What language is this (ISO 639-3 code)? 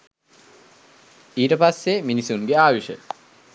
sin